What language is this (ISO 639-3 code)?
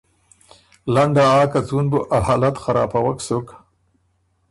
oru